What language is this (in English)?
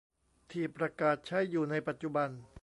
Thai